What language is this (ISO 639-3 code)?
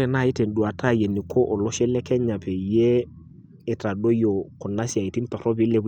mas